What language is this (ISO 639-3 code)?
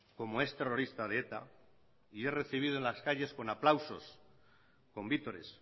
spa